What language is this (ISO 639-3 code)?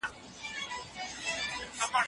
pus